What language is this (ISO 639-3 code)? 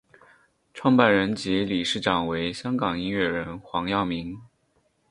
zho